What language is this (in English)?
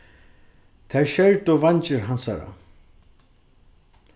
Faroese